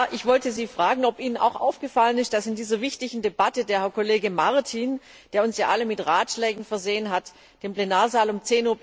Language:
German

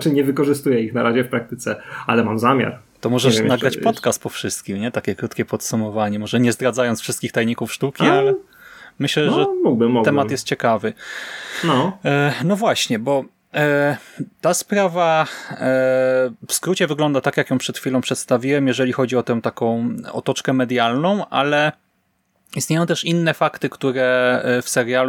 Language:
Polish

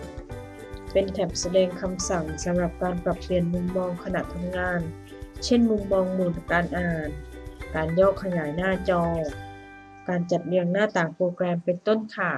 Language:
Thai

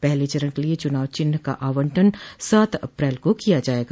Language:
Hindi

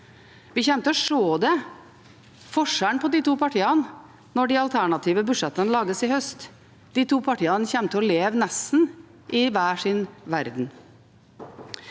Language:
Norwegian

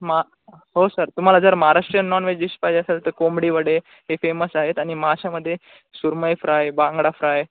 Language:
Marathi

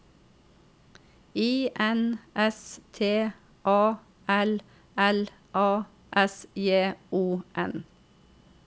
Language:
Norwegian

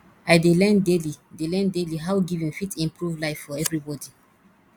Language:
Nigerian Pidgin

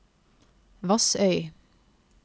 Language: Norwegian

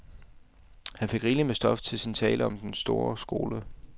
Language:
Danish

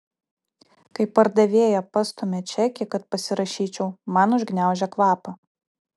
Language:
Lithuanian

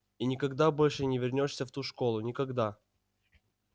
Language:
Russian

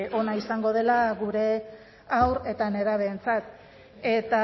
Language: Basque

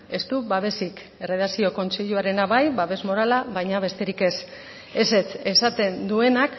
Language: Basque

